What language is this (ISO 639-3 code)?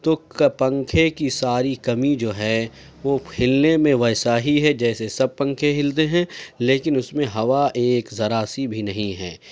urd